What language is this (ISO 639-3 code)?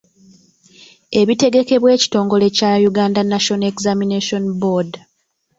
lug